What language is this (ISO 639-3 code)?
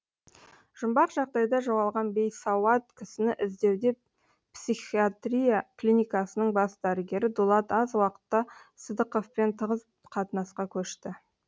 kaz